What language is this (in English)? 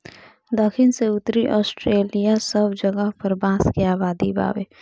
Bhojpuri